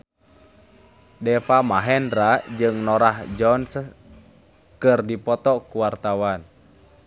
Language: Sundanese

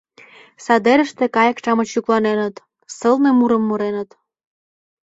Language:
Mari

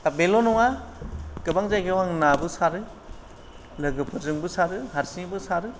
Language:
Bodo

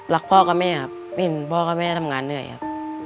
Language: Thai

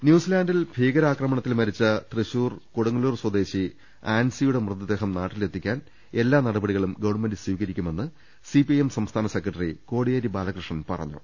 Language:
Malayalam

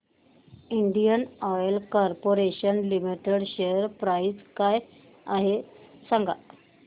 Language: Marathi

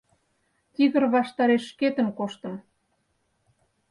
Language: Mari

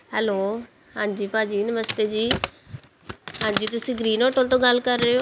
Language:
Punjabi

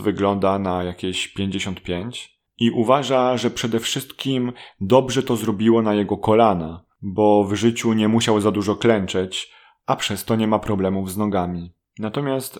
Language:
Polish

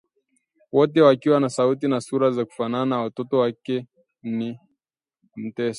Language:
Swahili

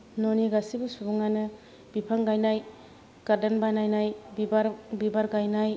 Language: Bodo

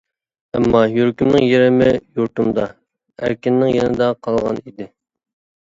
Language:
Uyghur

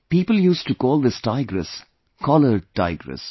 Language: English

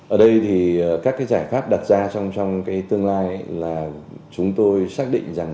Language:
Vietnamese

